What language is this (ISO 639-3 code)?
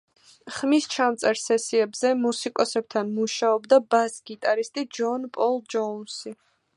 kat